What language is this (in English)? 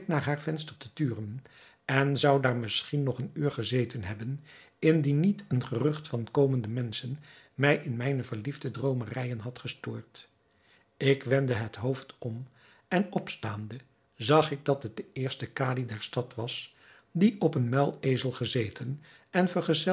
Dutch